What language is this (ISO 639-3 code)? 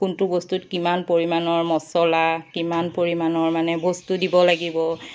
asm